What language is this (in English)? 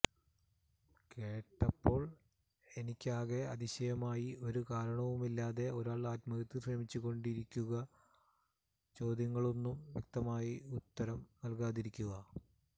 Malayalam